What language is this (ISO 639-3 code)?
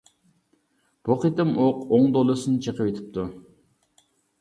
uig